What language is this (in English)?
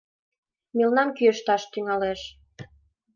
Mari